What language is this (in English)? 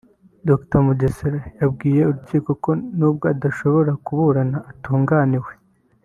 Kinyarwanda